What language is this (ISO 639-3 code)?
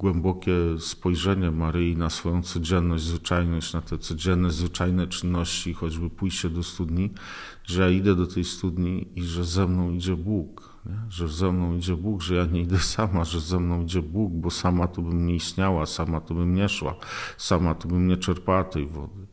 pol